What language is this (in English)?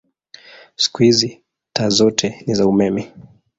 Swahili